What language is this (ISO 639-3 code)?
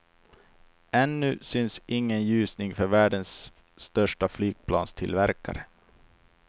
swe